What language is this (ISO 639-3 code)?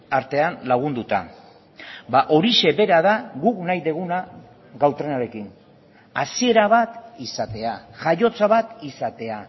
eus